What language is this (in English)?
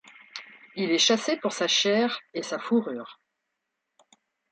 French